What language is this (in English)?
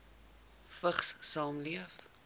Afrikaans